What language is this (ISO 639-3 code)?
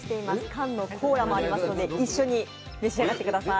jpn